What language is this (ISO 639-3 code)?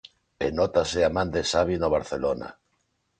glg